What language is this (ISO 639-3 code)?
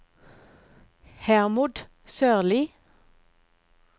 nor